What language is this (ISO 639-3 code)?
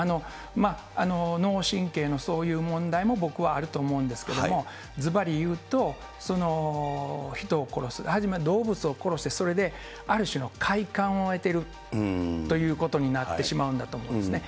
jpn